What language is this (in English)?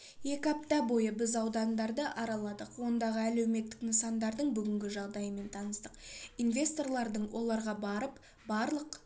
Kazakh